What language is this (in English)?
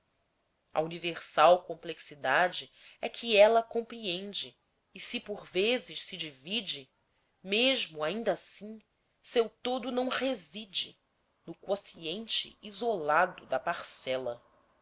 Portuguese